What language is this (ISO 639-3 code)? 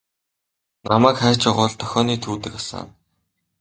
mon